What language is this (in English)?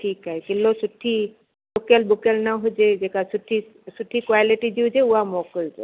Sindhi